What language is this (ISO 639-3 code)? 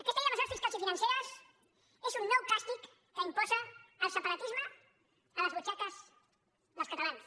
cat